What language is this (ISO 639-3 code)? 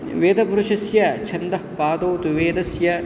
san